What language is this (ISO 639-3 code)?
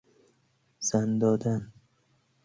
fas